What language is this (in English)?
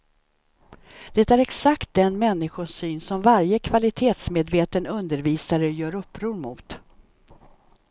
Swedish